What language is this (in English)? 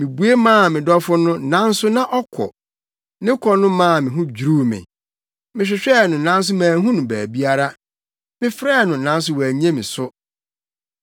Akan